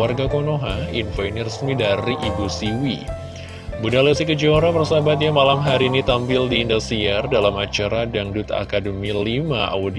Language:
Indonesian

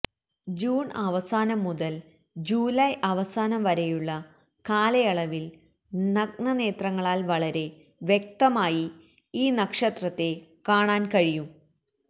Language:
Malayalam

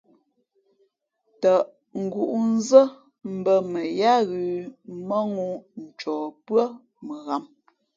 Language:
Fe'fe'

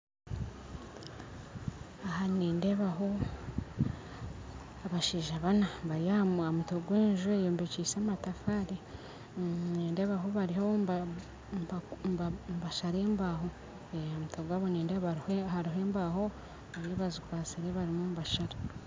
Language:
Nyankole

